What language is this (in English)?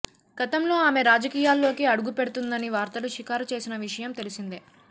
Telugu